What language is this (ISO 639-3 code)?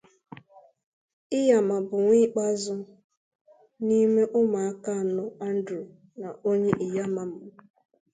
ibo